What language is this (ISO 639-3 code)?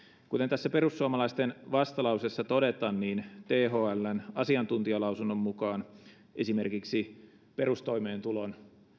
fin